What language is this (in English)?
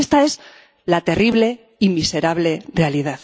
Spanish